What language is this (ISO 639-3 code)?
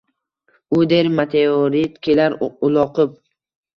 uzb